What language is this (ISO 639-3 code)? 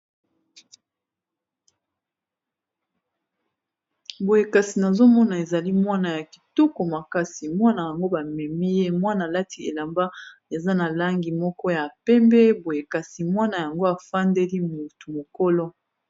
lin